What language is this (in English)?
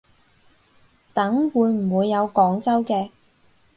Cantonese